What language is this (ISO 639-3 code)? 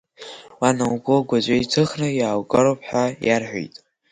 abk